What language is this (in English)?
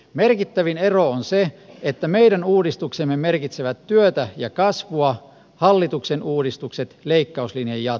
Finnish